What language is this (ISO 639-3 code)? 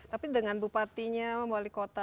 ind